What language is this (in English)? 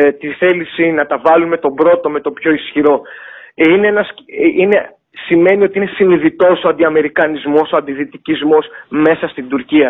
Greek